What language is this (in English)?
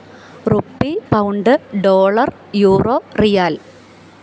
Malayalam